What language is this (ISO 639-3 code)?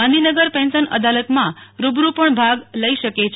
guj